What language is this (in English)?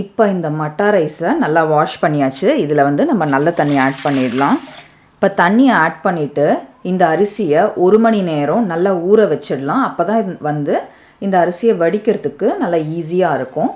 Tamil